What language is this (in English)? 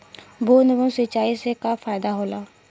Bhojpuri